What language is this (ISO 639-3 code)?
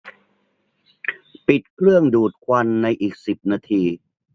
tha